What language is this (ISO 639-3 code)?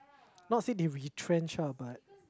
eng